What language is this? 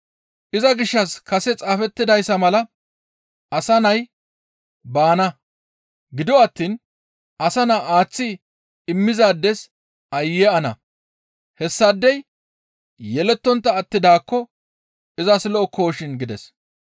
Gamo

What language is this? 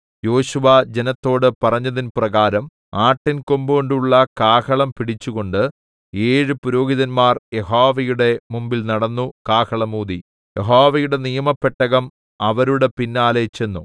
Malayalam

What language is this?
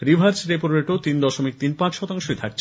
Bangla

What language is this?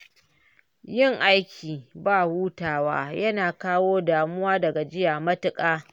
Hausa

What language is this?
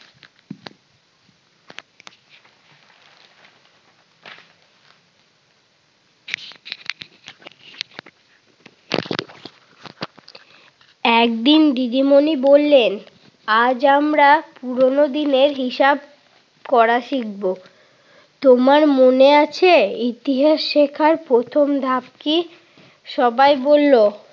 Bangla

